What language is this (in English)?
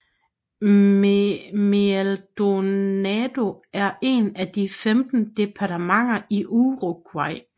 Danish